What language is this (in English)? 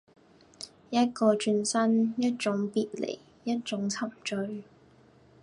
Cantonese